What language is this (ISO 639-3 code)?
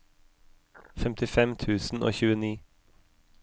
nor